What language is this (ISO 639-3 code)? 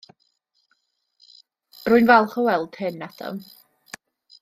cym